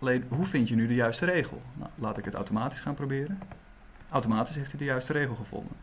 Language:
Dutch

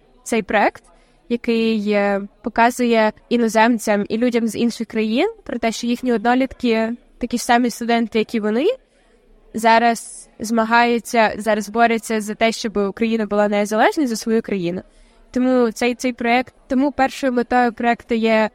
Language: Ukrainian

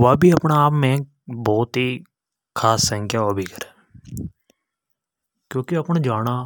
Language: Hadothi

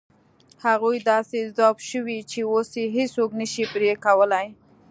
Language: Pashto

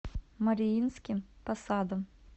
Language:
Russian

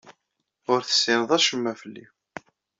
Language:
Kabyle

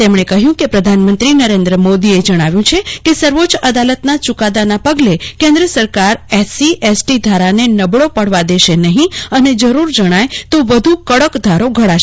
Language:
Gujarati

